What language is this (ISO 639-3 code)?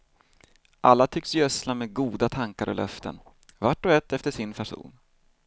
swe